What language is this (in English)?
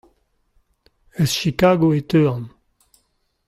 Breton